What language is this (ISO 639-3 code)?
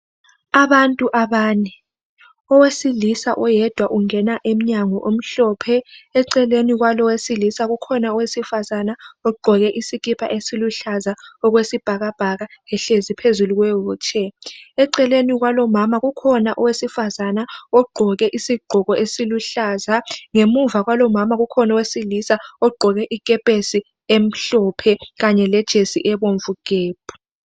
nde